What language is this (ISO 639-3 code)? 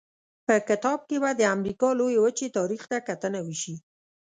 pus